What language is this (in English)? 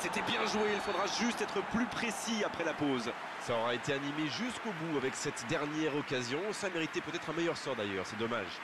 French